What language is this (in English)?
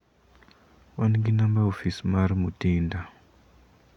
Luo (Kenya and Tanzania)